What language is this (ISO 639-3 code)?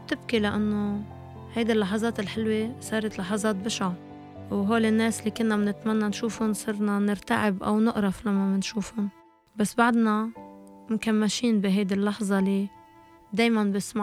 ara